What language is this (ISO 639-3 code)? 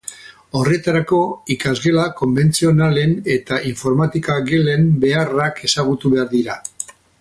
eus